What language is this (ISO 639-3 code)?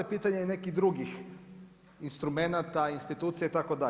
hrv